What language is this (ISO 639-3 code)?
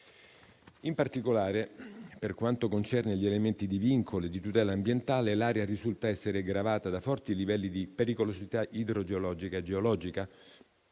ita